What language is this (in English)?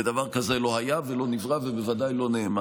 Hebrew